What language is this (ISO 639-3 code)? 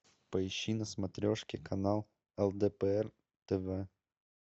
rus